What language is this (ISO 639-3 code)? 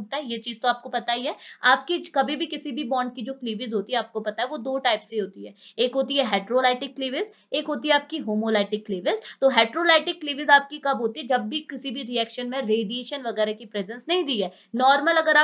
hin